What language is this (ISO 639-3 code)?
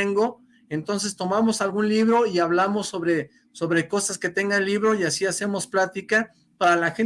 spa